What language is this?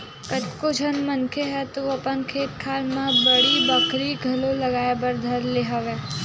Chhattisgarhi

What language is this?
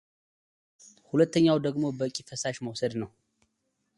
Amharic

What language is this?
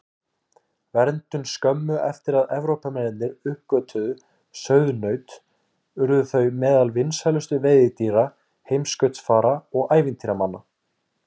Icelandic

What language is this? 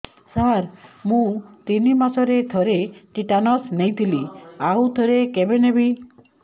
Odia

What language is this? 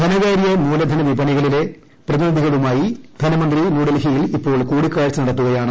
Malayalam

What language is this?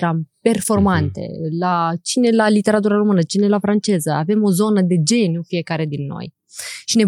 Romanian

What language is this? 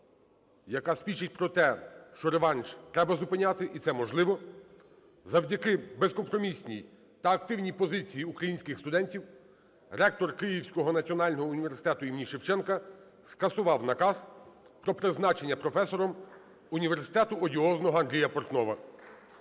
Ukrainian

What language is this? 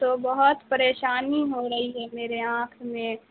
Urdu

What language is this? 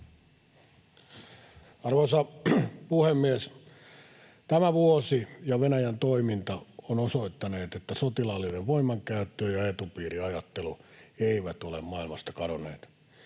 Finnish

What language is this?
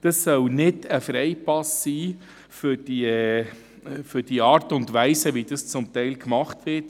Swiss German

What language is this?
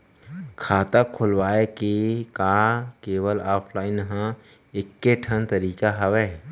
Chhattisgarhi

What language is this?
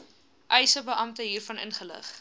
Afrikaans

